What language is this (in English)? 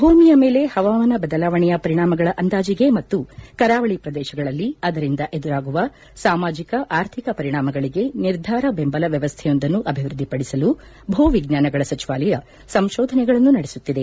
Kannada